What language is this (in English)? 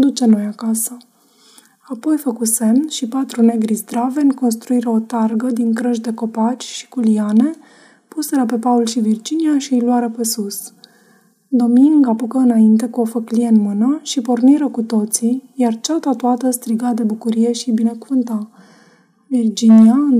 Romanian